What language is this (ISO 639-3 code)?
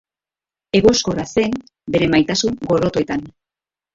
eus